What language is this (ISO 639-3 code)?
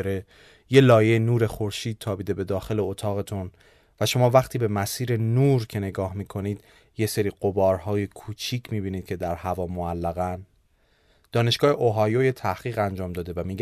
fas